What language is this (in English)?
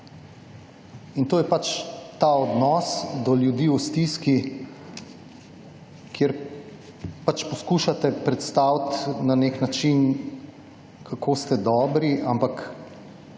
Slovenian